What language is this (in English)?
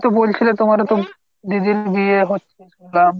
Bangla